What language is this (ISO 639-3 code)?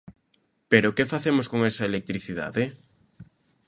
glg